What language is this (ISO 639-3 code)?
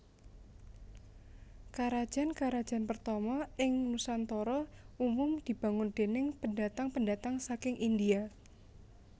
jav